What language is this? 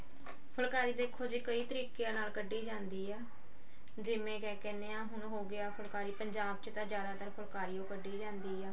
Punjabi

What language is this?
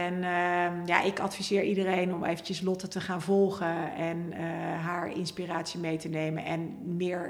Dutch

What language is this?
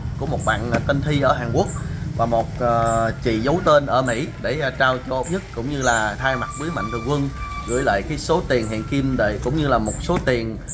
Vietnamese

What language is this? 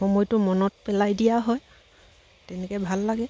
Assamese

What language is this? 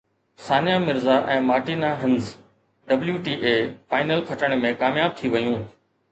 Sindhi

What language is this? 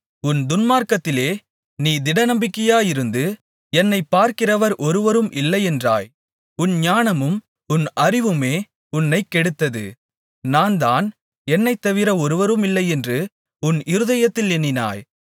Tamil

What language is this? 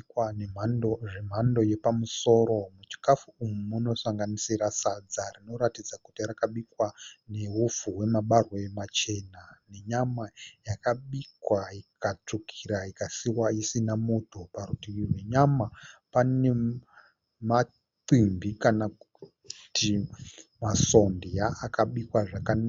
Shona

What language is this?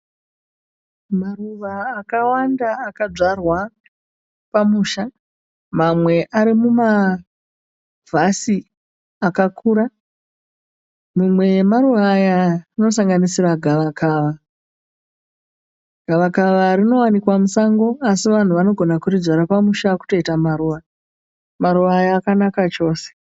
Shona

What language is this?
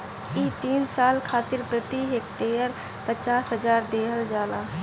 Bhojpuri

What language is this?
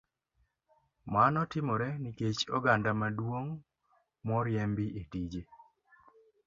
Luo (Kenya and Tanzania)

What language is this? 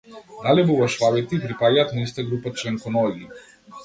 Macedonian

